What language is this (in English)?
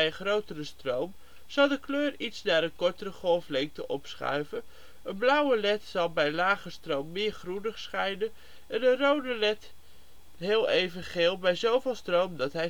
Dutch